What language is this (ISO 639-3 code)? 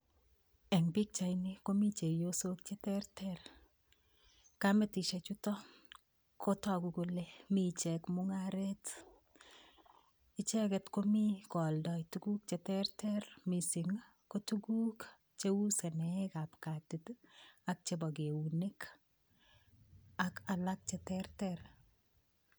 kln